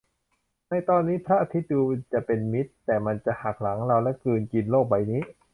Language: Thai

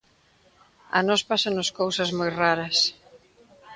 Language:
Galician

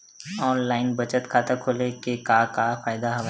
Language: Chhattisgarhi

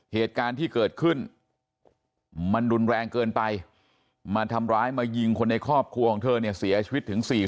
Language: Thai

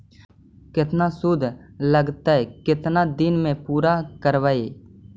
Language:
Magahi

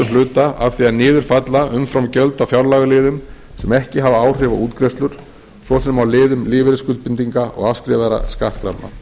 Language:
Icelandic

